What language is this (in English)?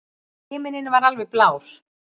Icelandic